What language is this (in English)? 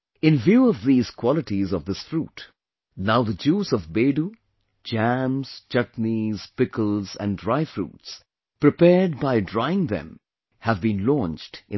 English